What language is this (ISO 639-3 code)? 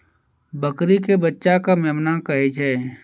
mai